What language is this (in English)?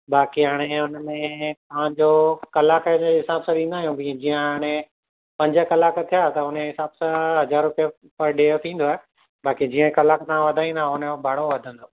Sindhi